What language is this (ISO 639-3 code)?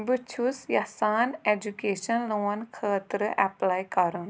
kas